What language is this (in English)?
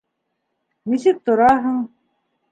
Bashkir